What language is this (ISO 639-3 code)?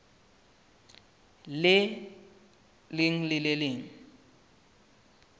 sot